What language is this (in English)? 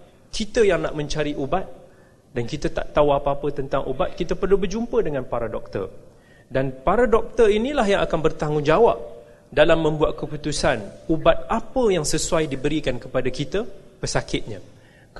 Malay